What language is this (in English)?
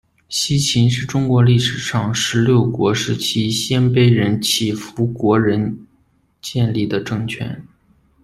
Chinese